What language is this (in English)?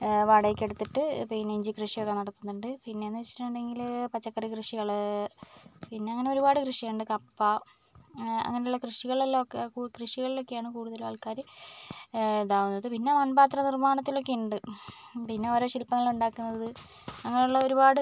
Malayalam